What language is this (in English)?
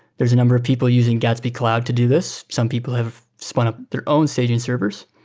English